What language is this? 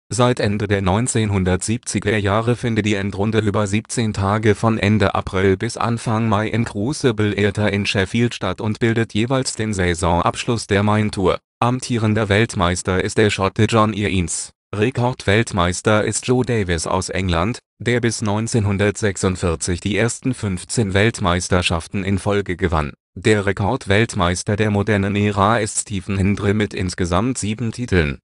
German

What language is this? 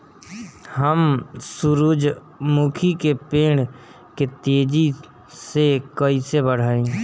Bhojpuri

